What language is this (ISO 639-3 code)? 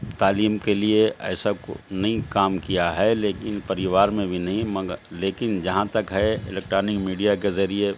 urd